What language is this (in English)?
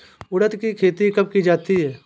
Hindi